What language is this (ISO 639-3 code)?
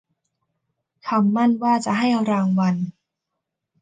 tha